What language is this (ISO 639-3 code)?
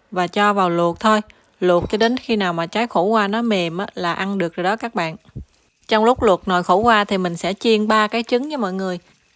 vie